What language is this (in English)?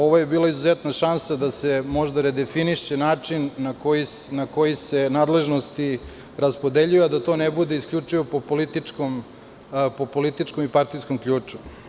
Serbian